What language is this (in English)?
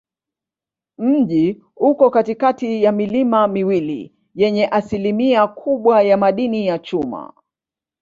Swahili